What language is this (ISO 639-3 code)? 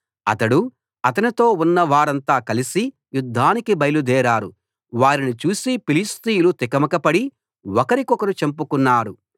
tel